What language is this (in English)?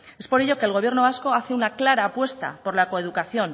Spanish